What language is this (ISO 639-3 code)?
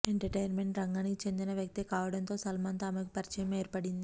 tel